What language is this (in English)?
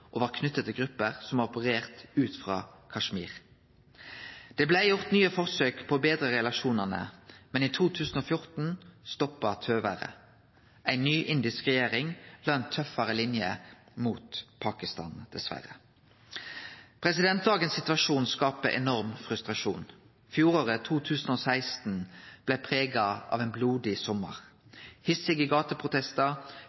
Norwegian Nynorsk